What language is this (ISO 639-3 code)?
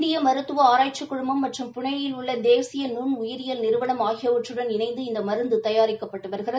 tam